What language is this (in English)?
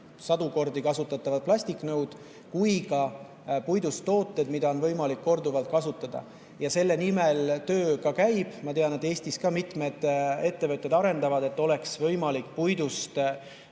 Estonian